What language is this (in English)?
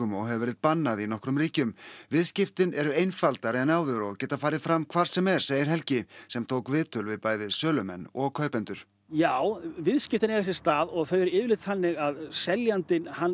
Icelandic